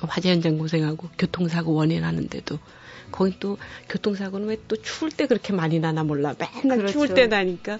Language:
Korean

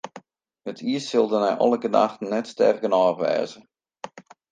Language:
Western Frisian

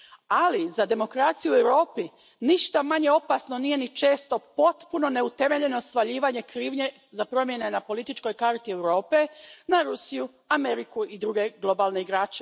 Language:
Croatian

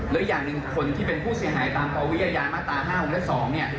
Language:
Thai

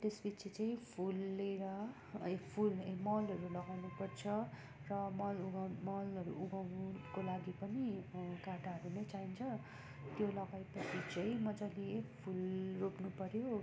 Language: Nepali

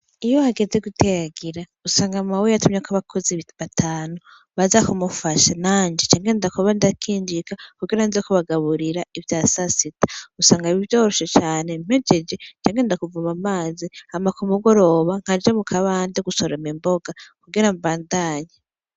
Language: Rundi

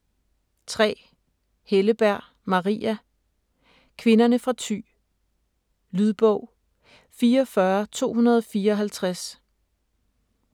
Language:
Danish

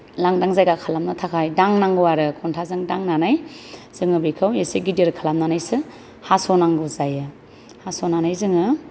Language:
Bodo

